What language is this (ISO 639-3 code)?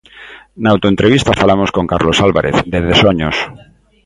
glg